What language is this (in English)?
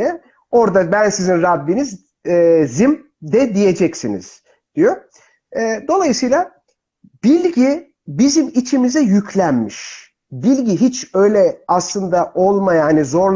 Turkish